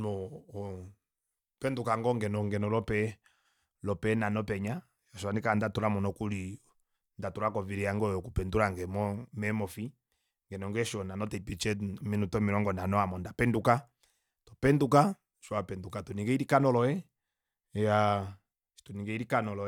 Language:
Kuanyama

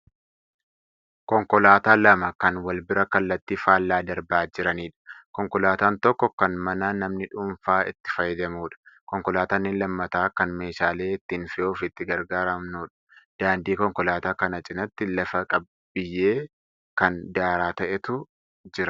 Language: Oromo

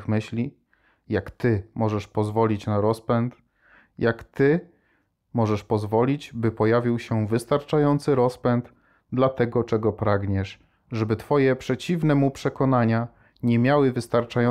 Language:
Polish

